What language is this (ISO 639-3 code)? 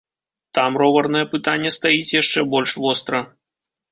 bel